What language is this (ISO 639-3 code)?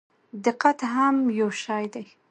pus